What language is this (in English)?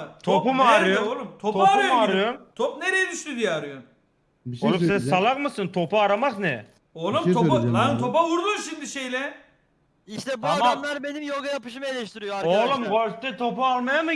Turkish